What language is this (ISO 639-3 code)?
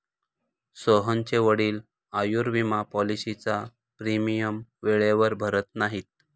mar